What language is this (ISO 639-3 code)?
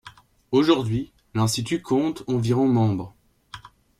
fra